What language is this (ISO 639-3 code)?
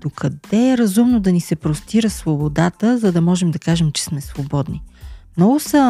bul